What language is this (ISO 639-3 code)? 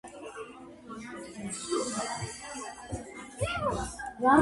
kat